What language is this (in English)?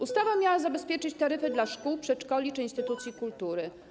Polish